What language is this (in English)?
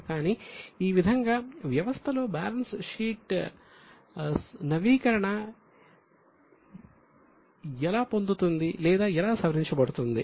Telugu